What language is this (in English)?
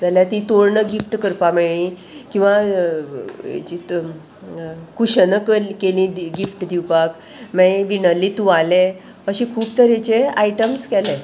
Konkani